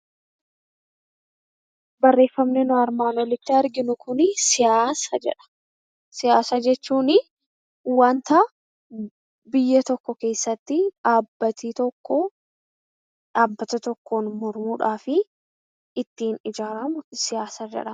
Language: Oromo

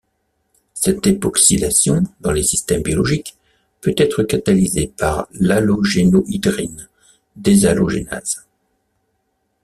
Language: French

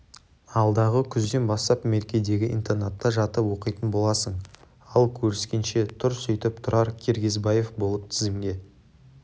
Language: Kazakh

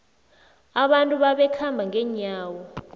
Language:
South Ndebele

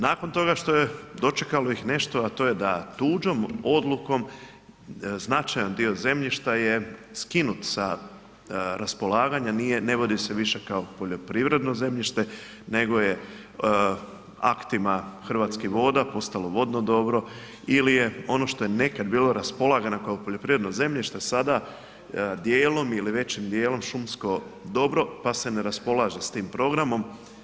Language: Croatian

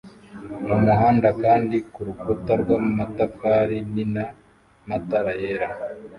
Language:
Kinyarwanda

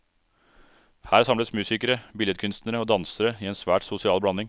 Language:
Norwegian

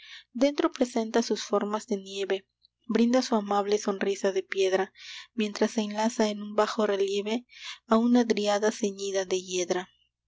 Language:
Spanish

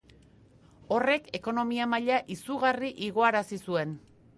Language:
Basque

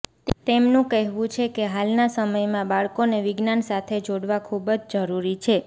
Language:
Gujarati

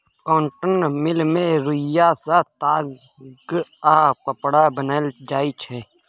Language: Maithili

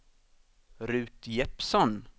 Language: Swedish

